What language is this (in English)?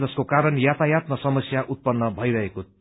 Nepali